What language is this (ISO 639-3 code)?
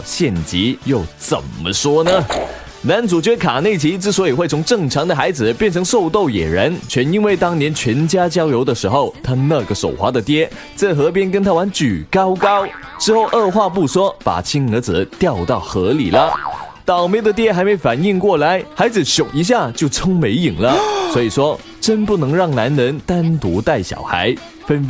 zho